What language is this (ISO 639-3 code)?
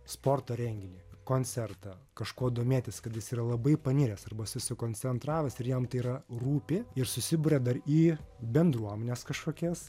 lit